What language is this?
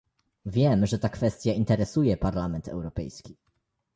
Polish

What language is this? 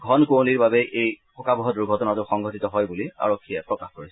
Assamese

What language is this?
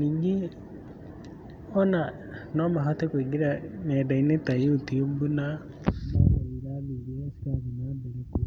Kikuyu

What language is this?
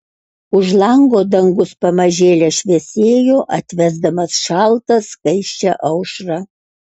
Lithuanian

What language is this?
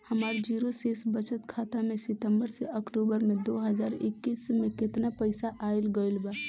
Bhojpuri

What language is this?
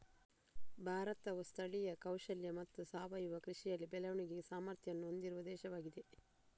Kannada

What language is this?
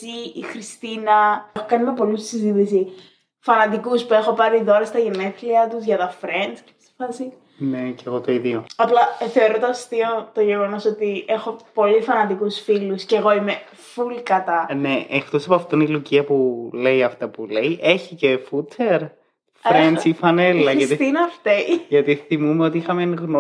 Greek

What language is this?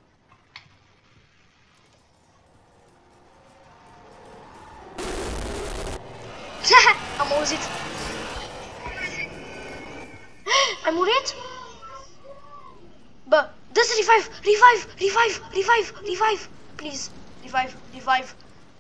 Romanian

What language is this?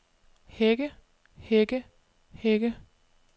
Danish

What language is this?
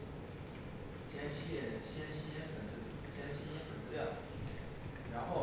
Chinese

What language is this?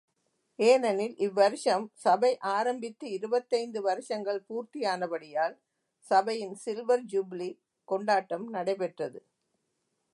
Tamil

